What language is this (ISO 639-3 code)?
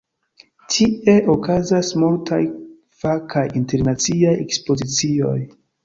epo